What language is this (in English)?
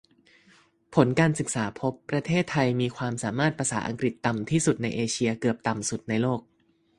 Thai